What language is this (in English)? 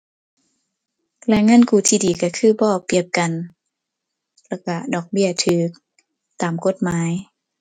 Thai